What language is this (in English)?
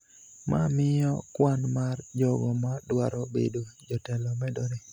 Luo (Kenya and Tanzania)